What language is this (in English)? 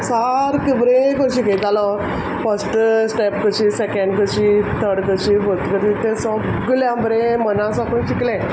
Konkani